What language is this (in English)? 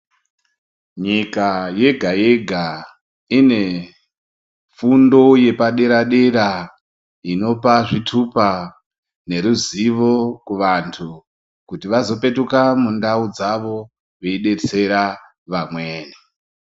Ndau